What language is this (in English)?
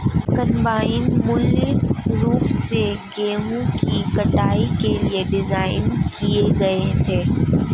Hindi